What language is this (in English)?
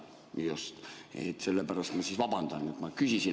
Estonian